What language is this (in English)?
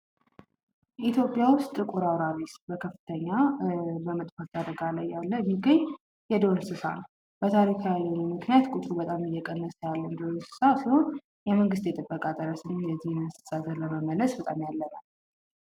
Amharic